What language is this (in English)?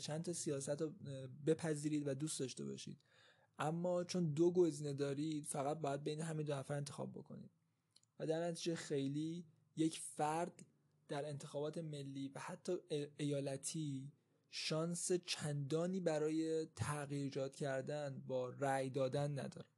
Persian